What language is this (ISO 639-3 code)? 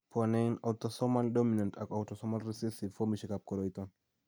kln